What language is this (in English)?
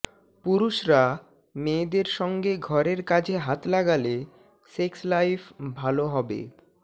Bangla